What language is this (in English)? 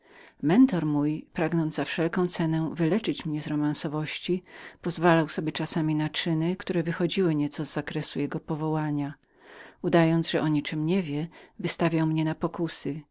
Polish